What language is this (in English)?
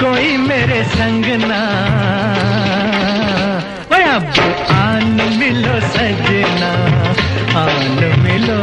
Hindi